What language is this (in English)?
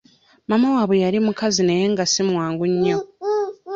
Ganda